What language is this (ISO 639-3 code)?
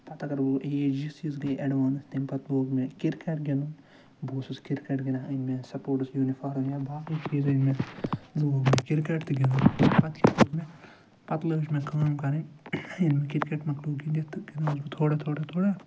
kas